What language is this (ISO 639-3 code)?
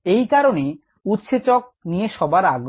ben